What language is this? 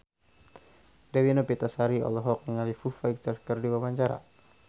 Sundanese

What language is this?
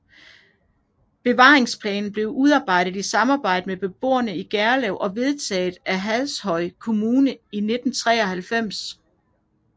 Danish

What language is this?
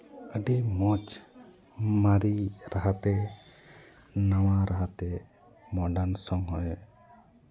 Santali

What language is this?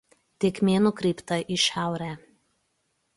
Lithuanian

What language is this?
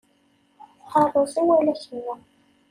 Kabyle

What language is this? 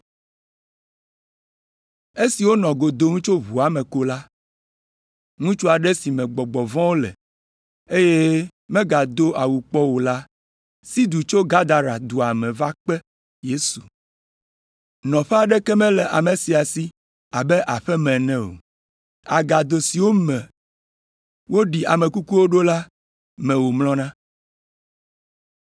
Ewe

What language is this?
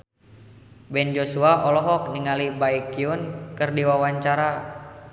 Sundanese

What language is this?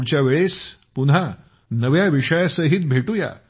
Marathi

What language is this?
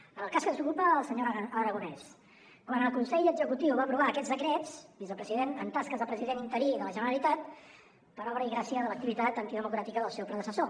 Catalan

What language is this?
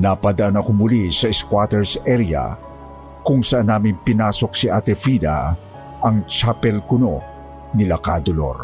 Filipino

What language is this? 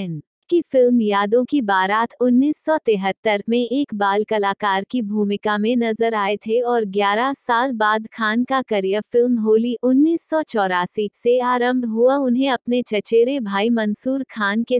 Hindi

